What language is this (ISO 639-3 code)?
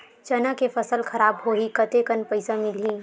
hne